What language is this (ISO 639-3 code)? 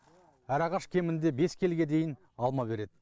kaz